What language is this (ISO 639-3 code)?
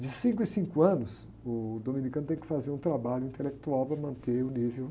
por